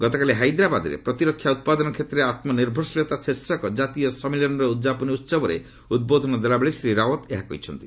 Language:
Odia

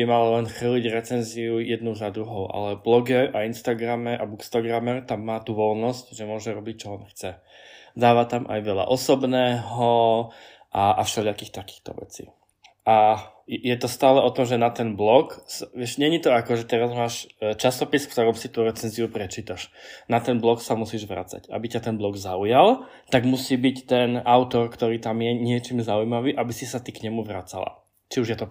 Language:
Slovak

